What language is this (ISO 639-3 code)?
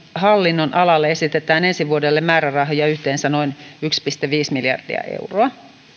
fin